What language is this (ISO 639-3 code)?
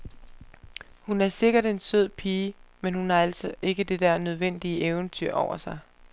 dan